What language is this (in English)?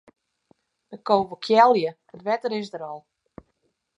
Western Frisian